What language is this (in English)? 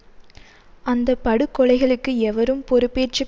Tamil